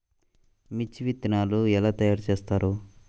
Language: Telugu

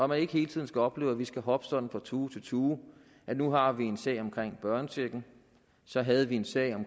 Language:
Danish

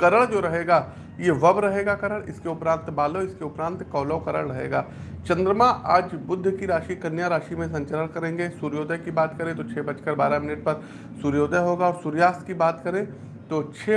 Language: Hindi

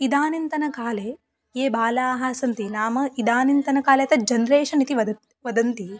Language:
Sanskrit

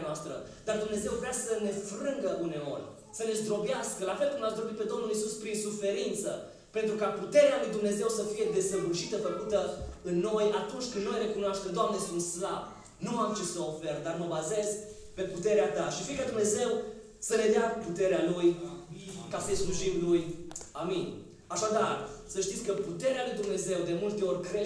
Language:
Romanian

